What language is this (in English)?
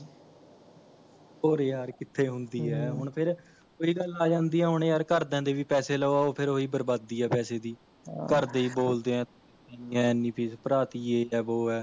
Punjabi